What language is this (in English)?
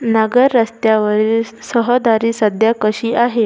Marathi